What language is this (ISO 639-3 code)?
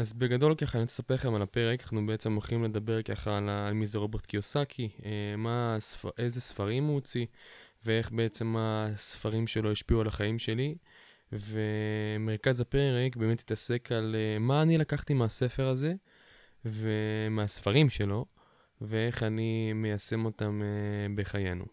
heb